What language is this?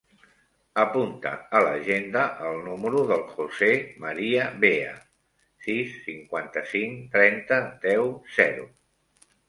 Catalan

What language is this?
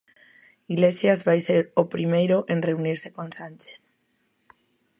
Galician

